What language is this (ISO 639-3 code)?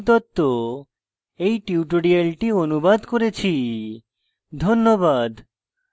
ben